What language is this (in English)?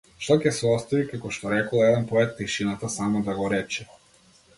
Macedonian